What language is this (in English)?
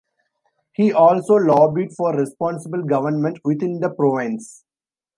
English